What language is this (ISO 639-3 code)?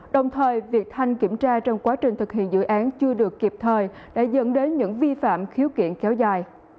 vie